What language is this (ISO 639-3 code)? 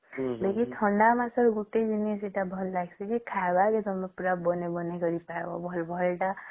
ori